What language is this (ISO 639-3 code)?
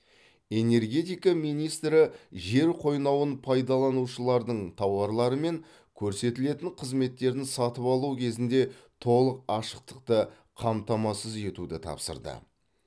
kaz